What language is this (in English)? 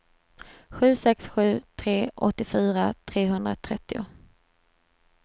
Swedish